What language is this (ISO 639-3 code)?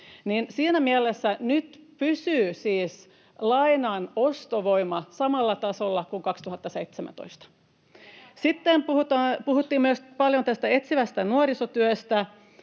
fin